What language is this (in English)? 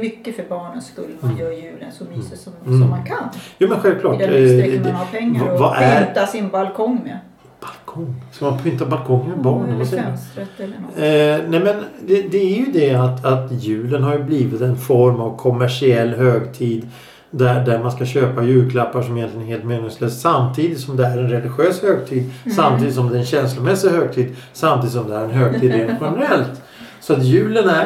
Swedish